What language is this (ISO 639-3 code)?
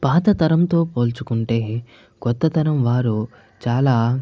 tel